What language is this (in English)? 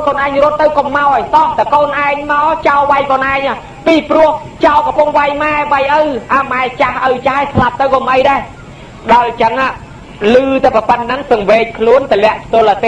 Thai